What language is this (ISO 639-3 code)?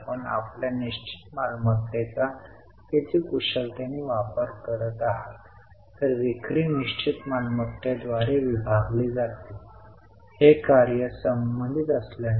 mar